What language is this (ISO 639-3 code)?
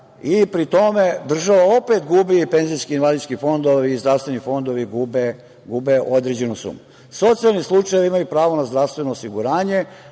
srp